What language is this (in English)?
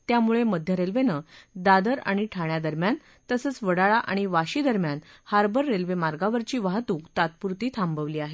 Marathi